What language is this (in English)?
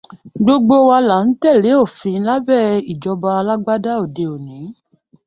Yoruba